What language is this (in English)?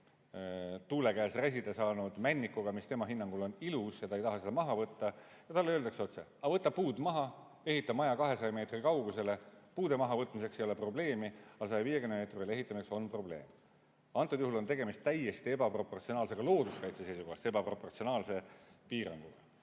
Estonian